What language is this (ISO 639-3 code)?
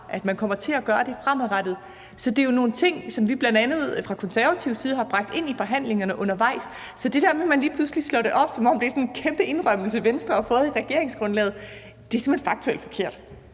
dan